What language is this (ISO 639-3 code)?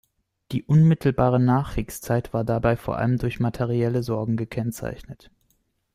deu